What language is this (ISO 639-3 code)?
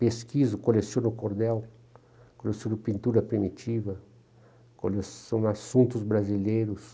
por